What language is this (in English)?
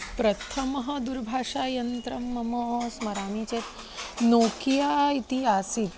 Sanskrit